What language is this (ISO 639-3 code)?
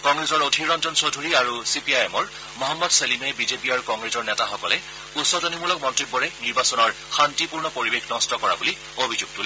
asm